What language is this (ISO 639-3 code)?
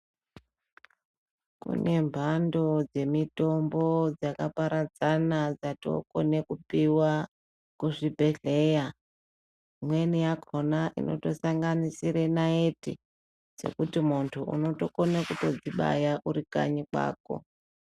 ndc